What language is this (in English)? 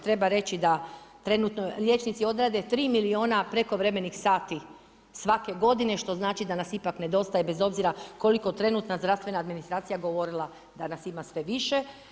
Croatian